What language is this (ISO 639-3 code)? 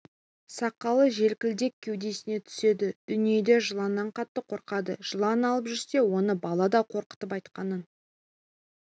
kaz